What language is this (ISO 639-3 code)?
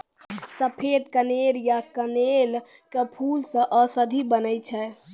mai